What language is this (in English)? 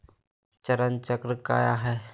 Magahi